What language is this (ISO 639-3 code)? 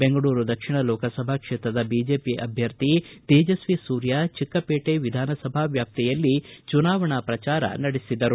kan